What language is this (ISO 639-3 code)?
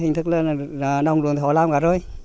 vie